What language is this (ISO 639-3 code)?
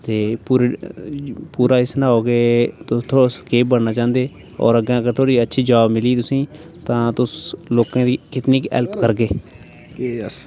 doi